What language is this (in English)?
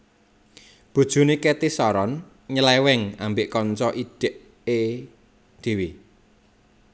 Javanese